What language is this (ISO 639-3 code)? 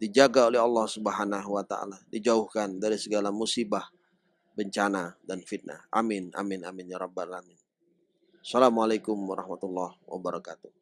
ind